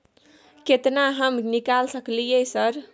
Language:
Maithili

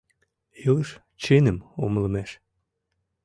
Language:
Mari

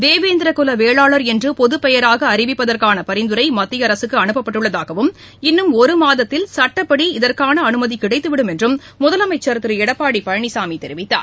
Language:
Tamil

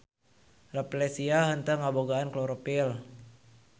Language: Sundanese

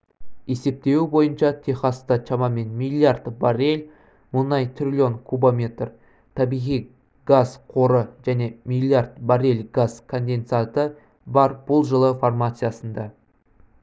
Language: Kazakh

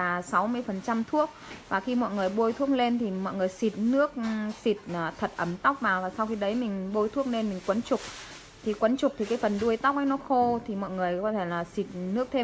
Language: Vietnamese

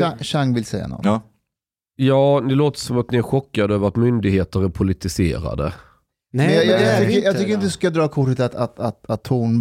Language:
Swedish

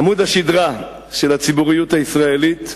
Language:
Hebrew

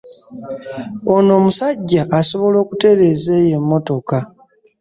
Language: Ganda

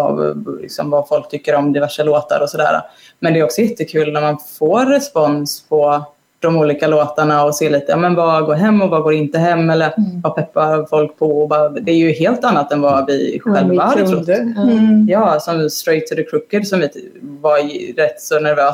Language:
Swedish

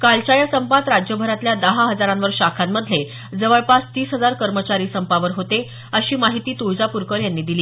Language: Marathi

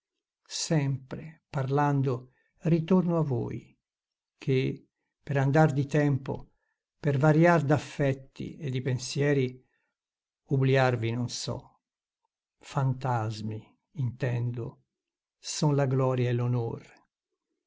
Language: Italian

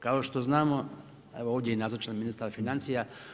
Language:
Croatian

